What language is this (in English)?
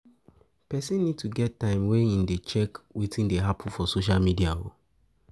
Nigerian Pidgin